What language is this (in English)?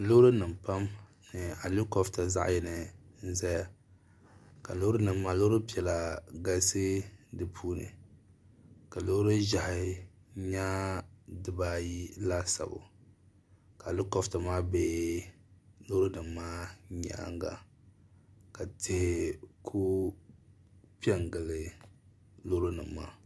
Dagbani